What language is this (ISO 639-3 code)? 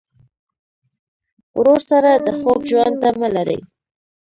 pus